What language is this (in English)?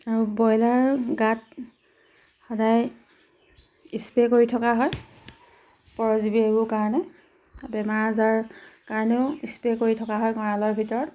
Assamese